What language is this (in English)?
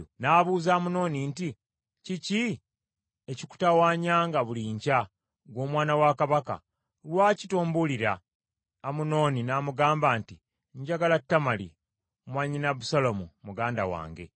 Ganda